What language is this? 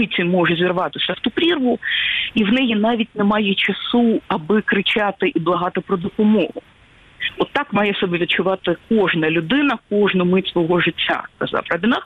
Ukrainian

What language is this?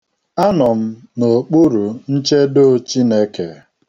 Igbo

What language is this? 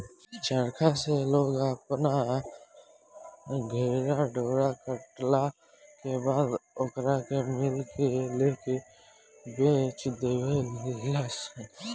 Bhojpuri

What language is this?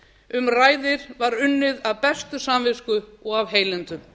Icelandic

